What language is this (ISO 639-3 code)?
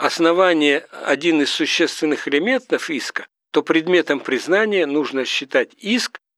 rus